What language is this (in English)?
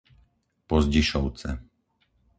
Slovak